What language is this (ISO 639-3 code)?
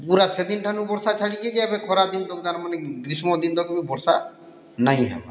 ori